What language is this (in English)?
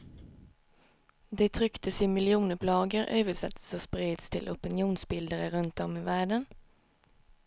Swedish